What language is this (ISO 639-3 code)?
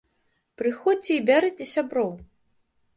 bel